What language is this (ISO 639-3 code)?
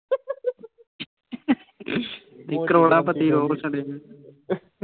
pan